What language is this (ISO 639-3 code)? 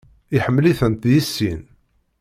kab